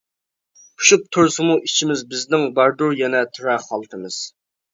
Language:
Uyghur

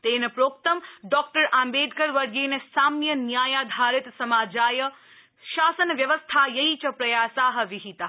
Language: Sanskrit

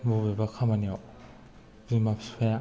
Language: Bodo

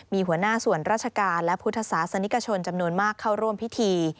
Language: Thai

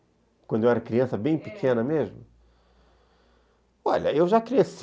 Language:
Portuguese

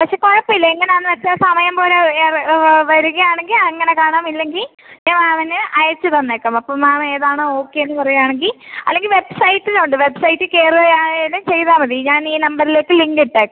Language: Malayalam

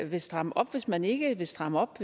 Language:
Danish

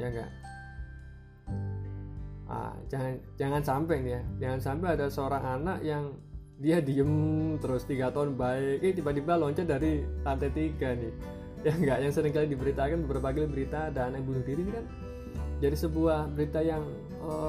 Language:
Indonesian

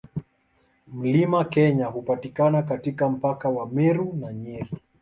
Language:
Swahili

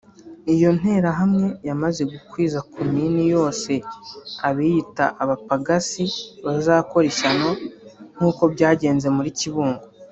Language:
Kinyarwanda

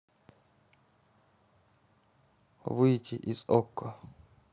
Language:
Russian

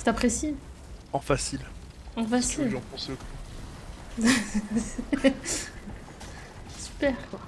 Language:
French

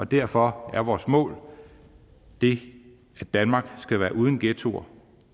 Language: Danish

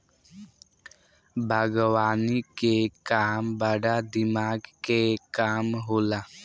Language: Bhojpuri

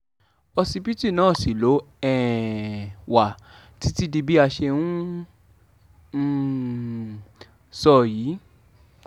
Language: Yoruba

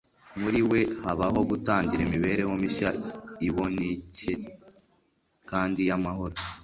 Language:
Kinyarwanda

